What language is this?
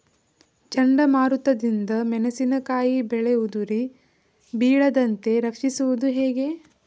Kannada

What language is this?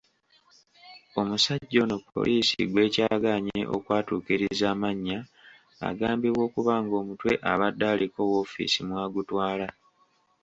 Ganda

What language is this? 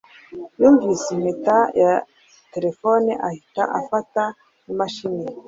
Kinyarwanda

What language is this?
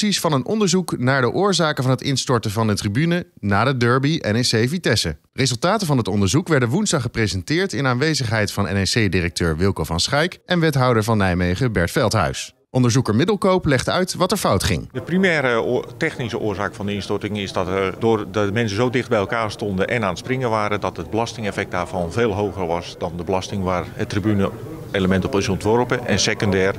Dutch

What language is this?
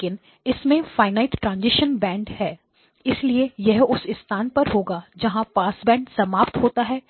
Hindi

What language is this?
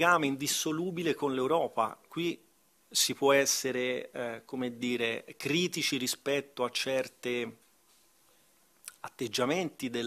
Italian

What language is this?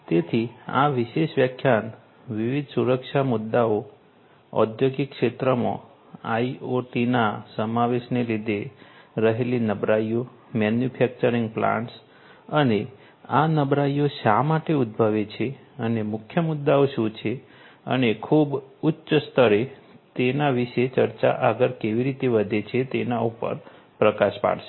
Gujarati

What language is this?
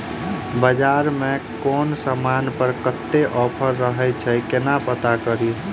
Maithili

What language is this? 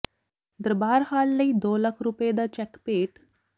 Punjabi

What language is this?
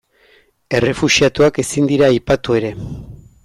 Basque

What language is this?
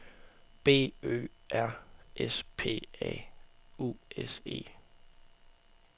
Danish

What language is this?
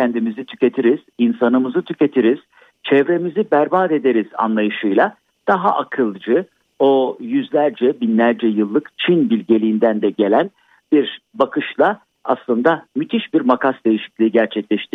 Turkish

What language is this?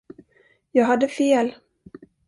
Swedish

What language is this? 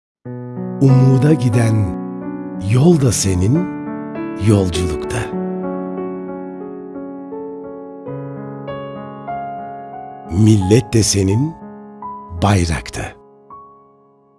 Turkish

